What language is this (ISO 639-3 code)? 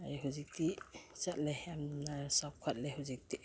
mni